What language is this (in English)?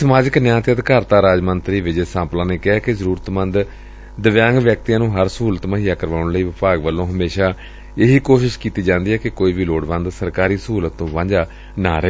Punjabi